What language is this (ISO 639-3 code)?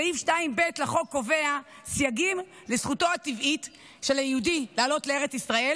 heb